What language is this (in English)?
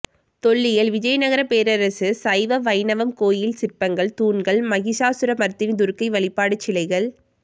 Tamil